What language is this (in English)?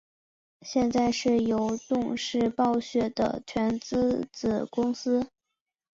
Chinese